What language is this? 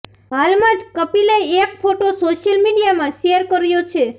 Gujarati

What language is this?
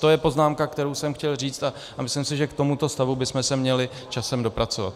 Czech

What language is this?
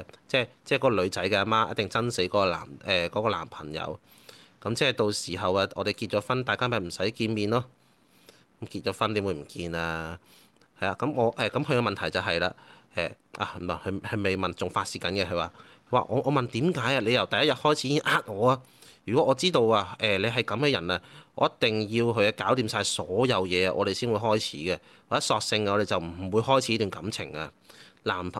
Chinese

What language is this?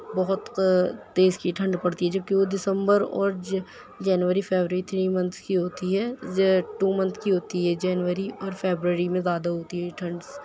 Urdu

